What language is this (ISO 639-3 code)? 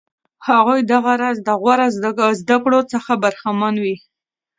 pus